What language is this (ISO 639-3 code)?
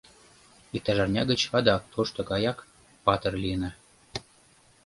chm